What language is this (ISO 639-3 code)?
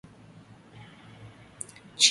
swa